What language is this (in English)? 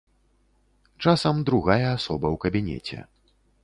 Belarusian